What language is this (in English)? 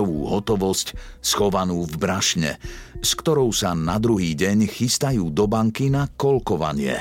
Slovak